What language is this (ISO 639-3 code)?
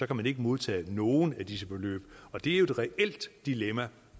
dan